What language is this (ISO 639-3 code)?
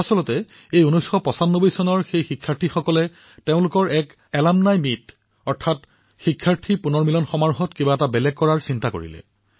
asm